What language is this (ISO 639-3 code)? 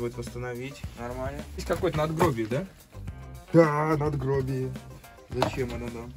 rus